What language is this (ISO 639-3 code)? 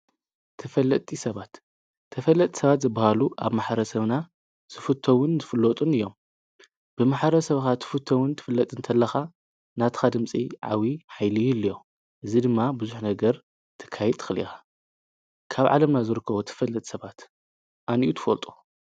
tir